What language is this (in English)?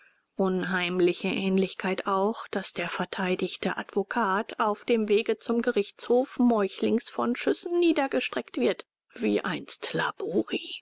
German